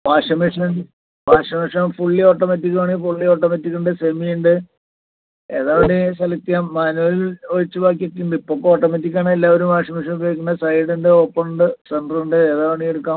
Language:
Malayalam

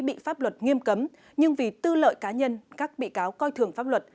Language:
Vietnamese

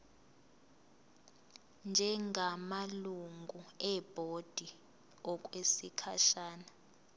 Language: Zulu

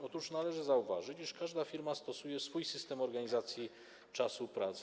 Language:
Polish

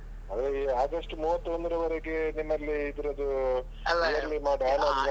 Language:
Kannada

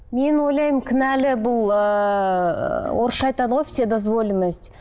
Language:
Kazakh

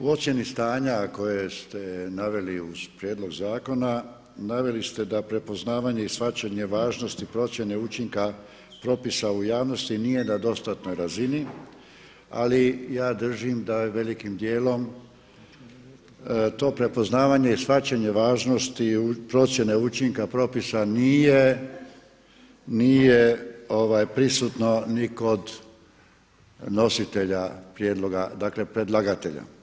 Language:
Croatian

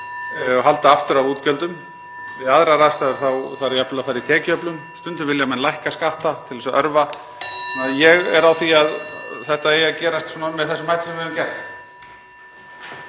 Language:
Icelandic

